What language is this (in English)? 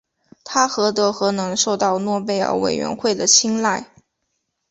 Chinese